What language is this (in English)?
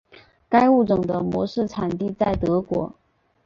Chinese